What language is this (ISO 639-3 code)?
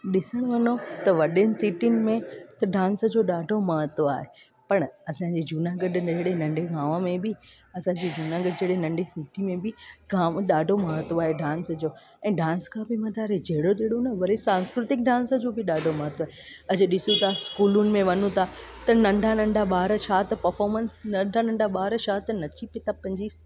snd